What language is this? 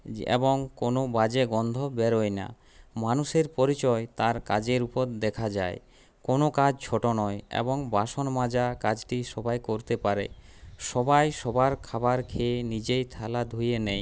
Bangla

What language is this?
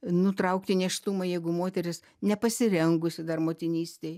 Lithuanian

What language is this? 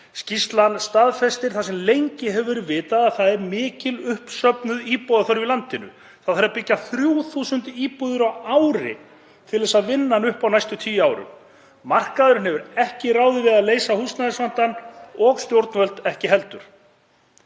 Icelandic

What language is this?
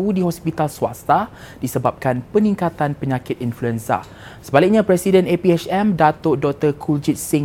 Malay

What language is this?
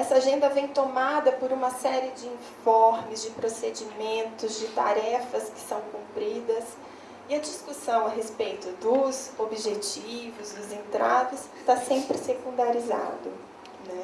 Portuguese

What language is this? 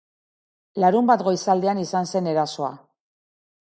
Basque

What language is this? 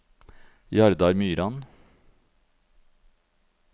Norwegian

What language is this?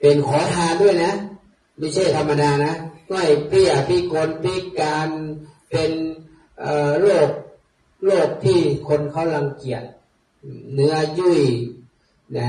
Thai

